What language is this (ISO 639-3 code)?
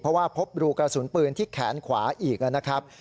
tha